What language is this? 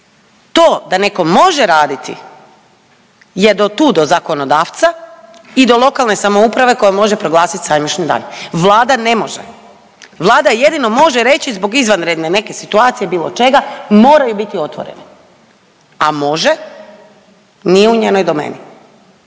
Croatian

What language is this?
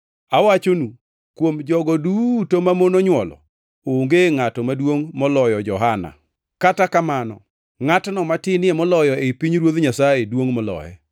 Luo (Kenya and Tanzania)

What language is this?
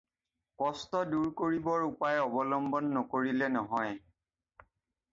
Assamese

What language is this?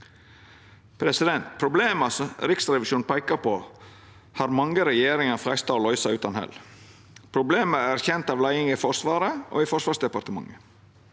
Norwegian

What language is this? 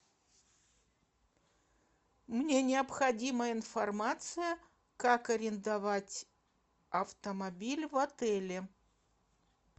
Russian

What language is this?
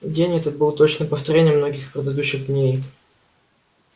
Russian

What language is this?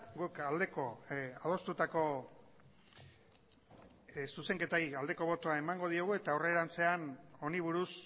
Basque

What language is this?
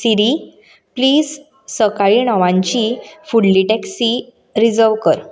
Konkani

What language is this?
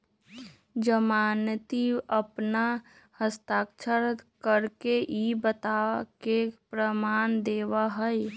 Magahi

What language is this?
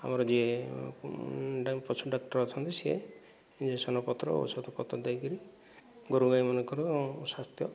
Odia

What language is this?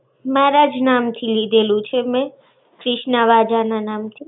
Gujarati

